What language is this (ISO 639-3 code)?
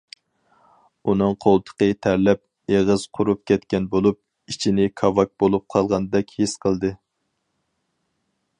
uig